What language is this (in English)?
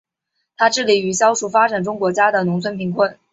Chinese